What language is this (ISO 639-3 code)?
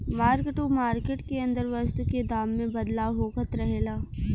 bho